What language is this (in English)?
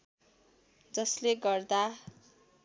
Nepali